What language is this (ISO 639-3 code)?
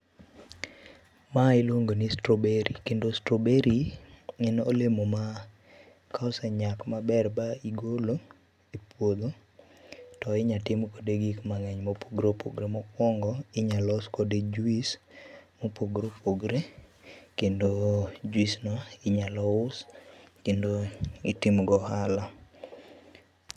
luo